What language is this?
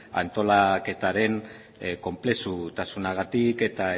Basque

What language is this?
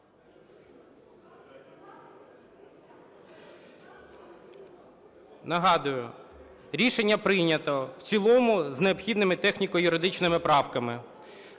Ukrainian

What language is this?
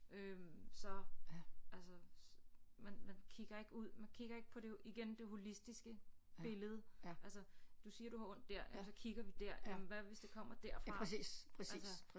Danish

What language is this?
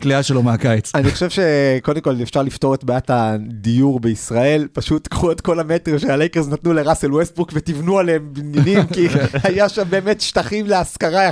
Hebrew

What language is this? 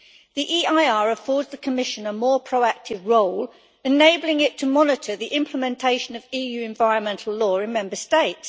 English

